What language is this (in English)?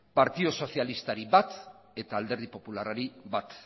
Basque